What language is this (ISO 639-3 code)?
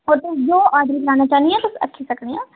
doi